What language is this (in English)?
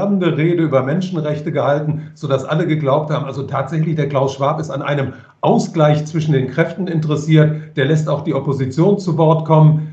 German